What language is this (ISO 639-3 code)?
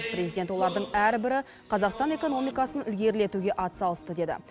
kaz